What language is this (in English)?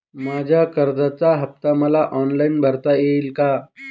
Marathi